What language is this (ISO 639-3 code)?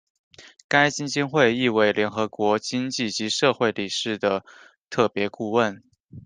zho